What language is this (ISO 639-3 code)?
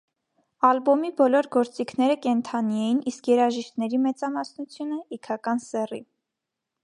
hye